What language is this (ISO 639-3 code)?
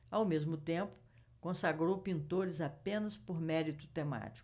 por